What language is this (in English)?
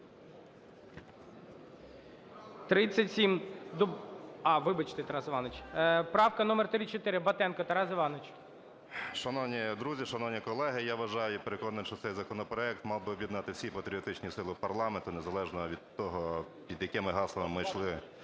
Ukrainian